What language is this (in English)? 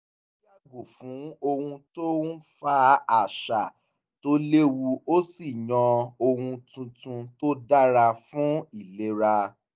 Yoruba